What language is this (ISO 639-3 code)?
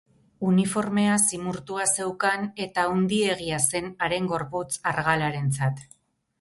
eus